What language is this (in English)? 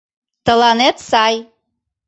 Mari